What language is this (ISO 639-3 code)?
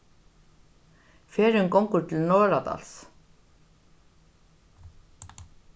fao